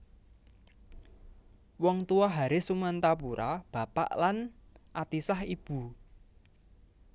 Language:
Javanese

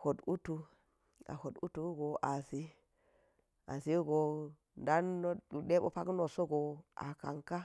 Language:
Geji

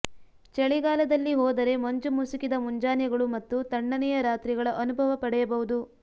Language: Kannada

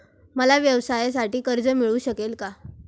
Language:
Marathi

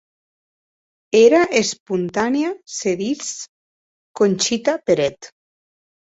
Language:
Occitan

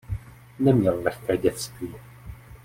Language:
Czech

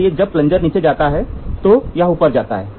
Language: Hindi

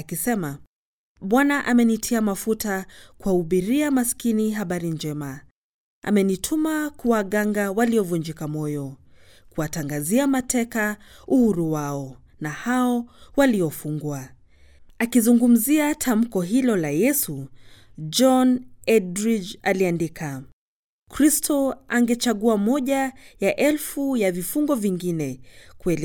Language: Swahili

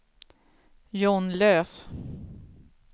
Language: Swedish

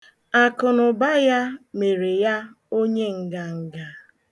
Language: Igbo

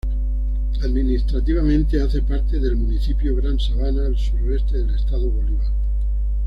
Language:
Spanish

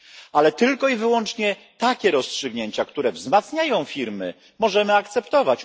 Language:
Polish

